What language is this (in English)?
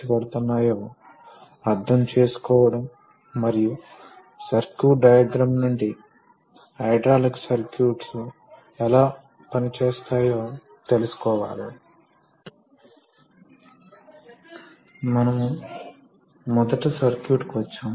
Telugu